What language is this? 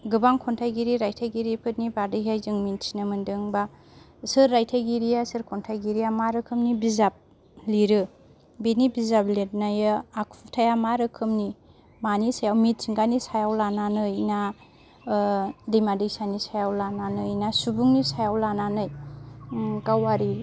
Bodo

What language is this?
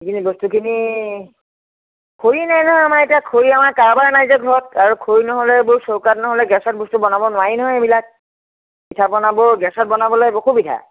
Assamese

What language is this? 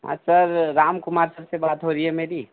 Hindi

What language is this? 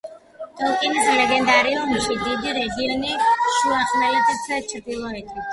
Georgian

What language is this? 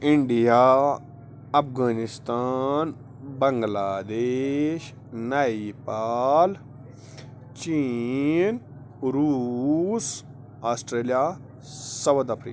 Kashmiri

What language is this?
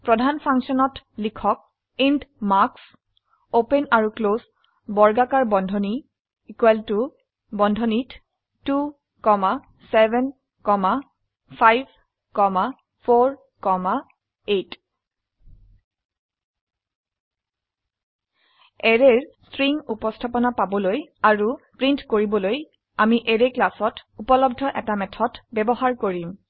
Assamese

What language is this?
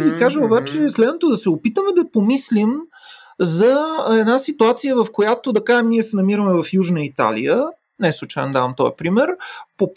Bulgarian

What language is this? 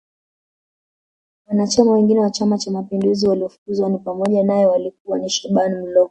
Swahili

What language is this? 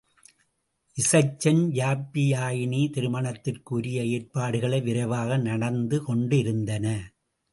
Tamil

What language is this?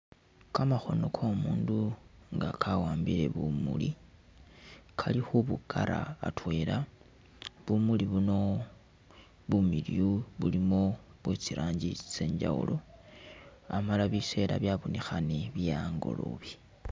Masaaba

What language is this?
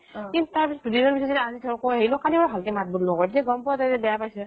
Assamese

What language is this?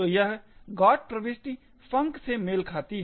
Hindi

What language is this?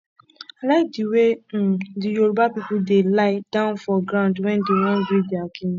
Nigerian Pidgin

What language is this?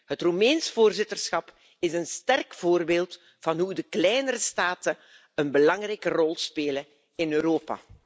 Dutch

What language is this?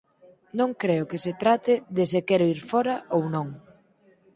Galician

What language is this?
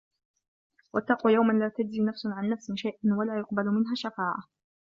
Arabic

